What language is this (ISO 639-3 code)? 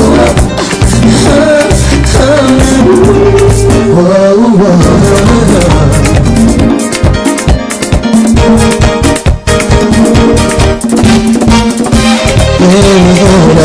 spa